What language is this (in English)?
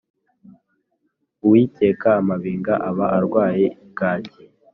Kinyarwanda